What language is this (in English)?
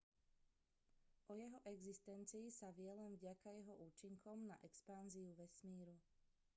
Slovak